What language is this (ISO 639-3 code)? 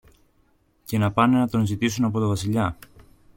ell